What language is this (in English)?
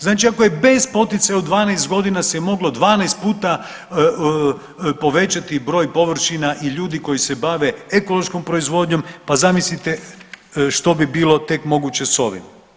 Croatian